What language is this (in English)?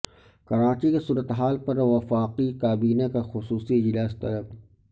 Urdu